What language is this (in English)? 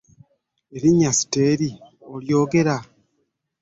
Ganda